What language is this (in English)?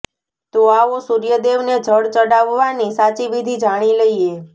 Gujarati